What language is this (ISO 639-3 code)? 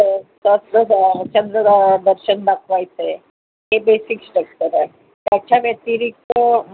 mar